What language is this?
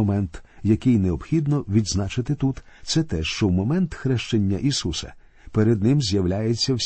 Ukrainian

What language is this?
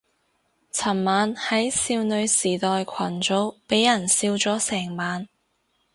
Cantonese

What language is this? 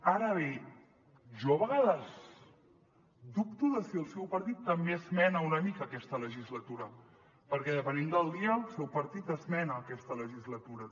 Catalan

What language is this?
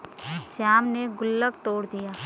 Hindi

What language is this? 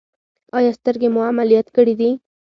Pashto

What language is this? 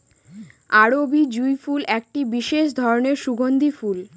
Bangla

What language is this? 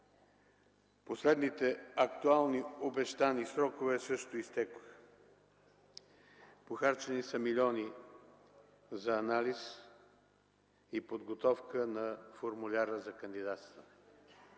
Bulgarian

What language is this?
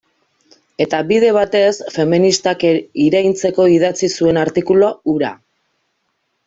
Basque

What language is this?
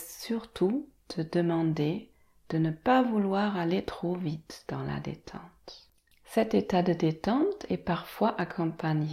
French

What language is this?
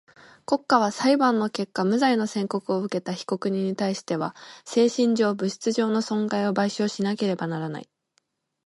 Japanese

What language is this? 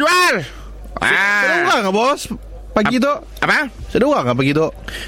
Malay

